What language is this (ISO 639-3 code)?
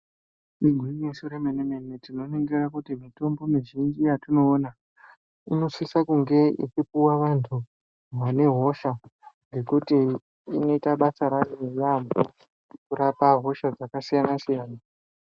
ndc